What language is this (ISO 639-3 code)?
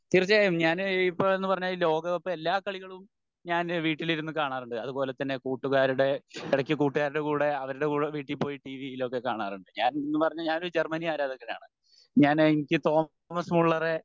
mal